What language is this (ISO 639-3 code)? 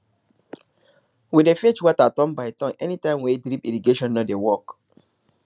pcm